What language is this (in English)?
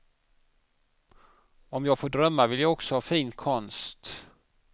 Swedish